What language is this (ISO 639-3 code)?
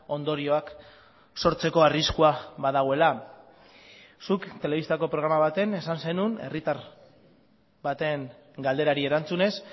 eus